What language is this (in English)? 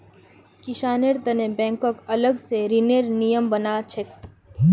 Magahi